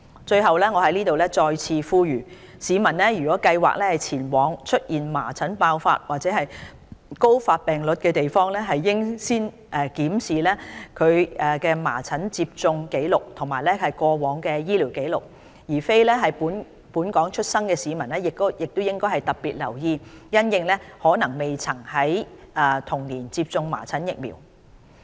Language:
Cantonese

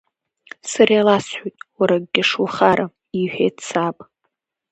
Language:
Abkhazian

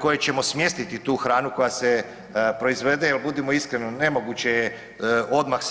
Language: Croatian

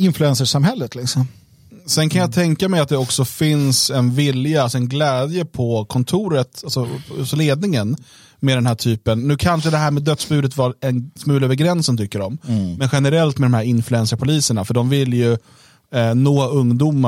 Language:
Swedish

